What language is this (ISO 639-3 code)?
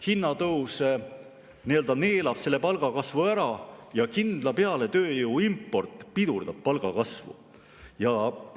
est